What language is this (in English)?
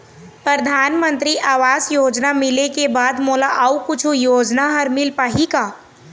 Chhattisgarhi